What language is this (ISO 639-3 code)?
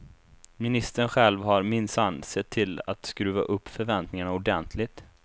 swe